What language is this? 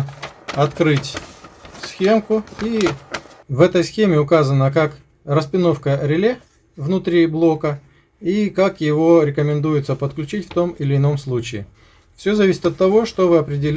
Russian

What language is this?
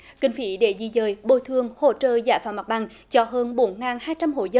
Vietnamese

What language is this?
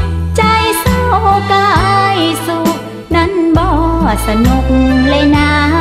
Thai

